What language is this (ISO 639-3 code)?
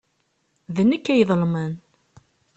kab